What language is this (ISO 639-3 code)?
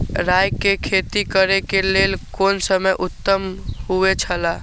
mai